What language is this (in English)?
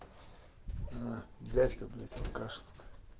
Russian